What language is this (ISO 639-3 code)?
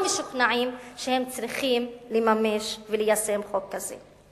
heb